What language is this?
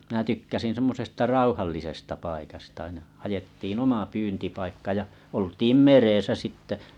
Finnish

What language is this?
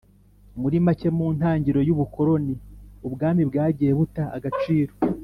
Kinyarwanda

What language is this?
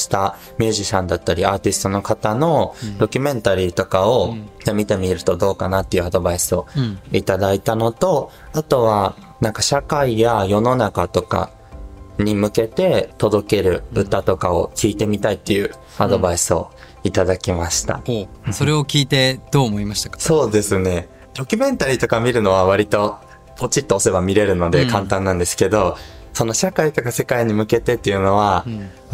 Japanese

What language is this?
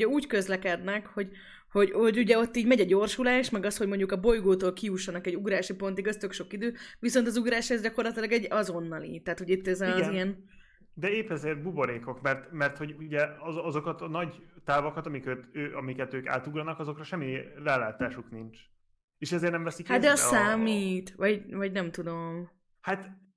Hungarian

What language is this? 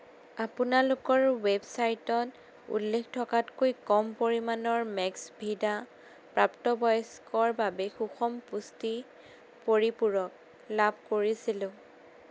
Assamese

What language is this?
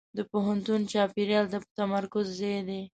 Pashto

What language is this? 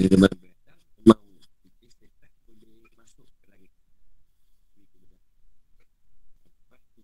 Malay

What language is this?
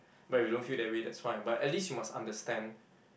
English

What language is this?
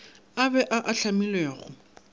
Northern Sotho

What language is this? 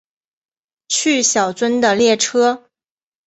Chinese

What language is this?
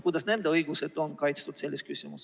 Estonian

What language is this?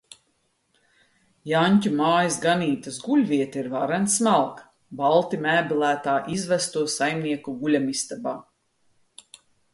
Latvian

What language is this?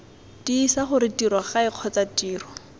Tswana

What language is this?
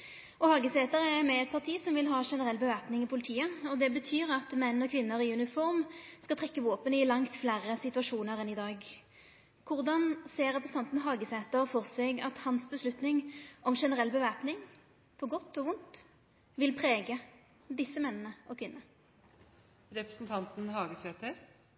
Norwegian Nynorsk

